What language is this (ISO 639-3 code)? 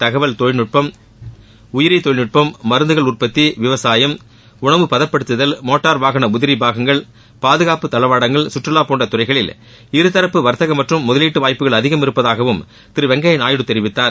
tam